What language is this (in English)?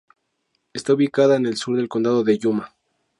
Spanish